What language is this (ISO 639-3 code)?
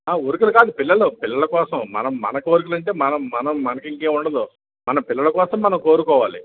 tel